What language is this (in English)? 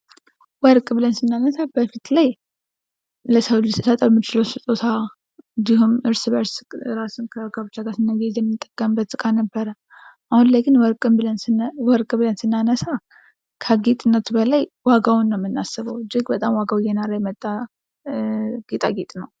Amharic